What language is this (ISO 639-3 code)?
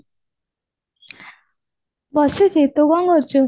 ori